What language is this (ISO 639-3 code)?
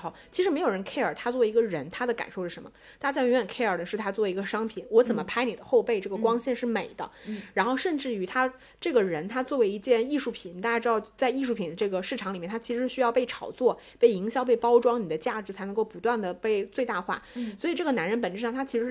zho